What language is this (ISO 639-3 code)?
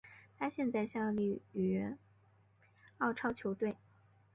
zho